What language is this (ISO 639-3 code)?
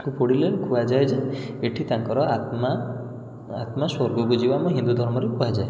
ori